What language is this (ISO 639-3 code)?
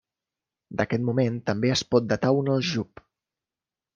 cat